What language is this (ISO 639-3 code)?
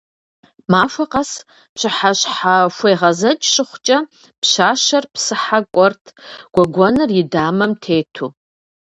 kbd